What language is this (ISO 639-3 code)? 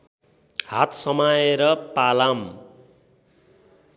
nep